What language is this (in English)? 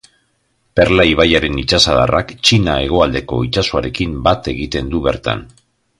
Basque